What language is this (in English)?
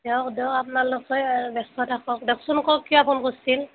Assamese